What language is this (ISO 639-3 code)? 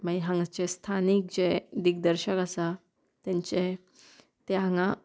kok